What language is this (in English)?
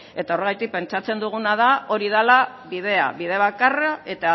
Basque